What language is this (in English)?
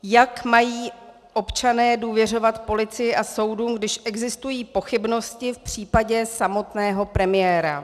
Czech